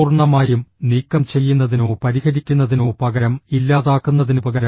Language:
Malayalam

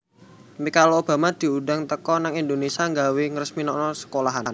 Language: Javanese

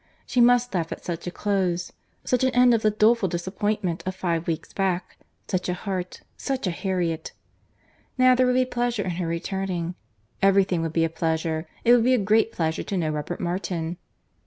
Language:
English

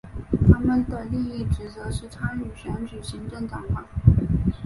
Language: Chinese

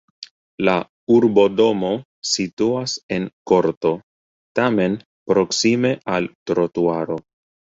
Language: Esperanto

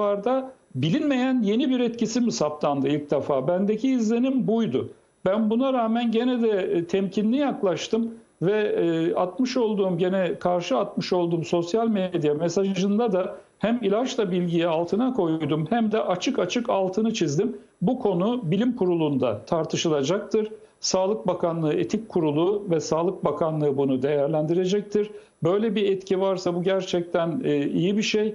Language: Turkish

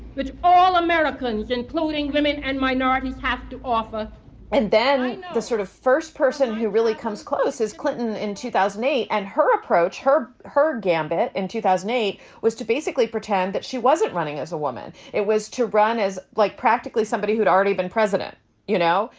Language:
English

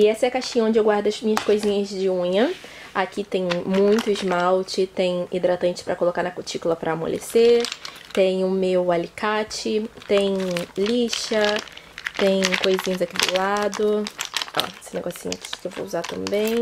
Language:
Portuguese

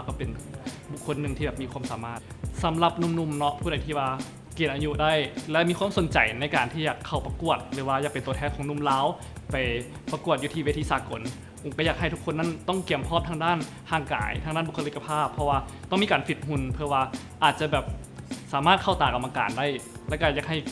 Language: Thai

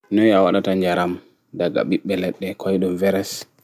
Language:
Fula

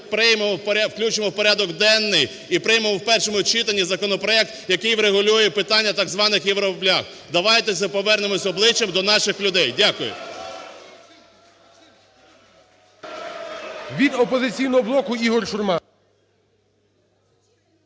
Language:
Ukrainian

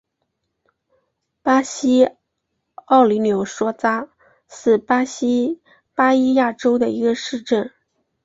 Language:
Chinese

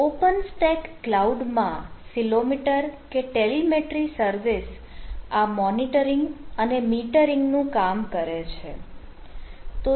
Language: Gujarati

